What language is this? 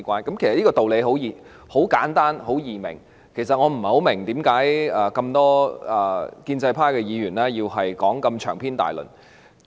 Cantonese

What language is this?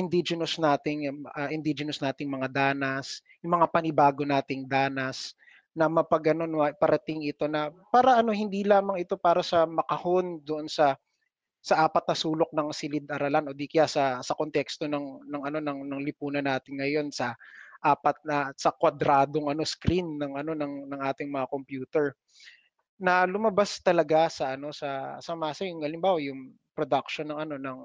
Filipino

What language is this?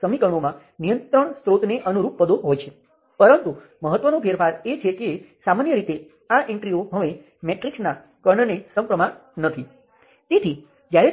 Gujarati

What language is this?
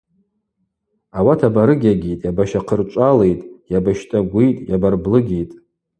Abaza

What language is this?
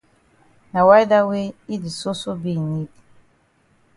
Cameroon Pidgin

